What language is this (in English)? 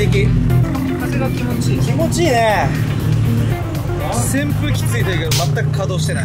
Japanese